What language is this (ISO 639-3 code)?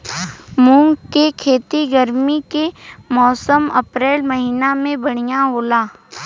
bho